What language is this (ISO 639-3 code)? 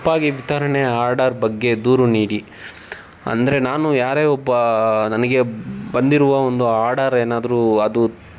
kan